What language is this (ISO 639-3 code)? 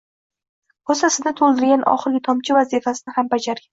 uzb